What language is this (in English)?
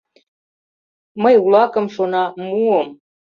Mari